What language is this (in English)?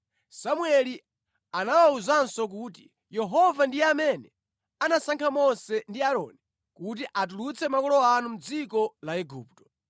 Nyanja